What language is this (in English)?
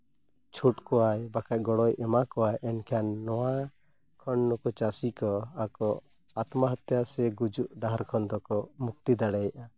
Santali